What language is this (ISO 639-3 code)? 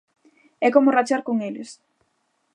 glg